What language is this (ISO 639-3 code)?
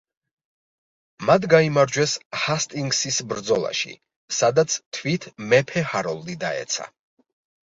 kat